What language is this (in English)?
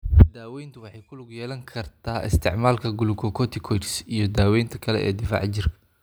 Somali